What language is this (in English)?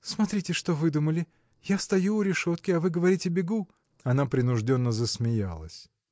Russian